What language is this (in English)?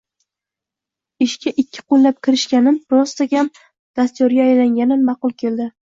Uzbek